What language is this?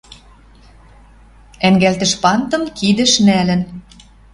Western Mari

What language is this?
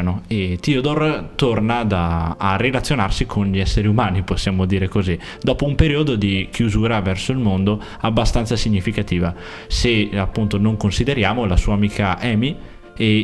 Italian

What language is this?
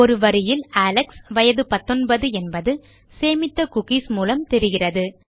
Tamil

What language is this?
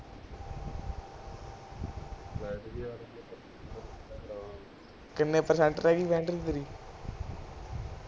Punjabi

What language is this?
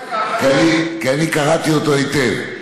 Hebrew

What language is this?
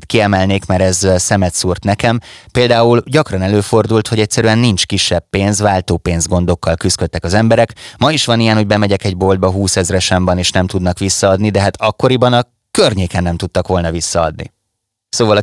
Hungarian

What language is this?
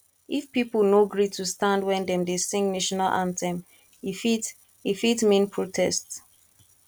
Nigerian Pidgin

